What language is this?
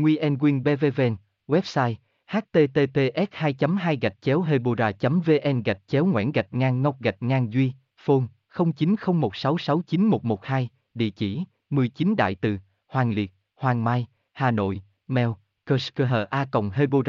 Vietnamese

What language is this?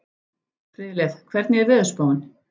Icelandic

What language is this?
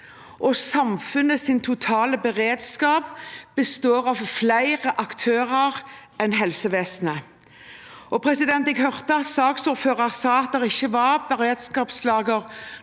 Norwegian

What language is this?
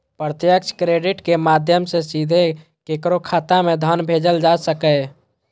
Maithili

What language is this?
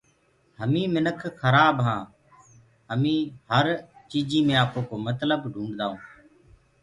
Gurgula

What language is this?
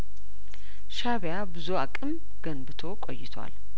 Amharic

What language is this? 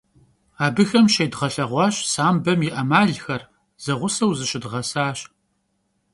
Kabardian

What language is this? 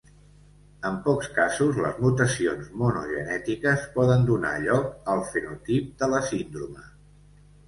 Catalan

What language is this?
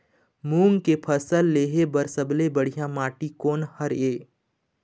Chhattisgarhi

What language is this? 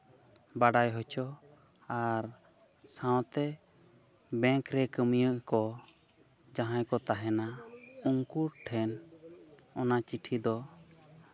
Santali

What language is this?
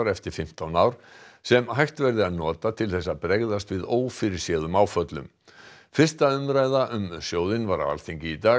Icelandic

